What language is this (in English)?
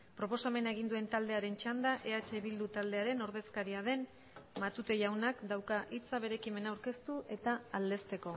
Basque